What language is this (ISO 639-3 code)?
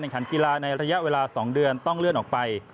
tha